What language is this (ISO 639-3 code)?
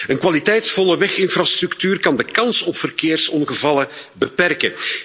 nld